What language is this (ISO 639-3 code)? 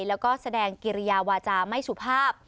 tha